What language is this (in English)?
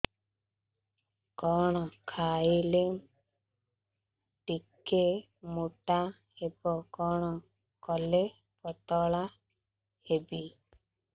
Odia